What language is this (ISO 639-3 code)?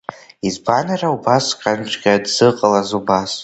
abk